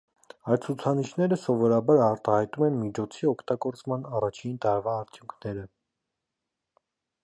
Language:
Armenian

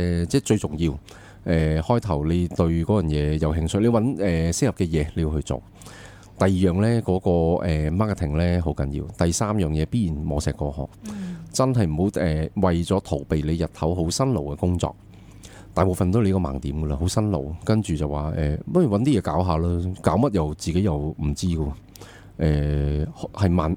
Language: Chinese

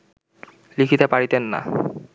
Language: Bangla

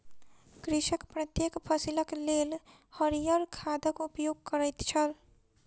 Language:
Maithili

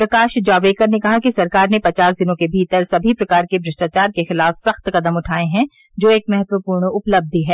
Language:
Hindi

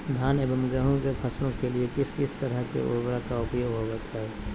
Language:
Magahi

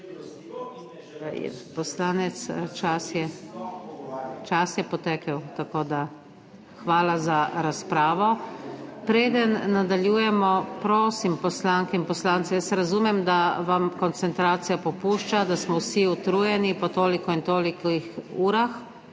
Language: Slovenian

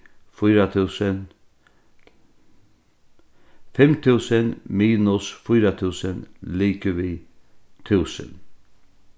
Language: Faroese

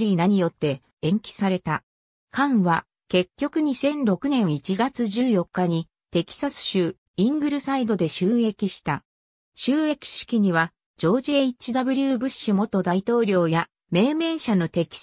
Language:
Japanese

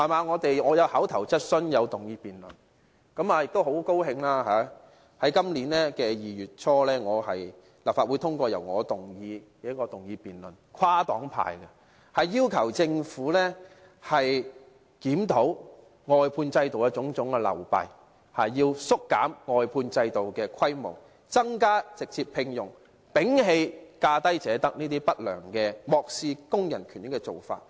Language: Cantonese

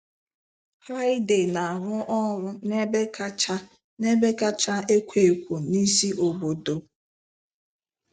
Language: Igbo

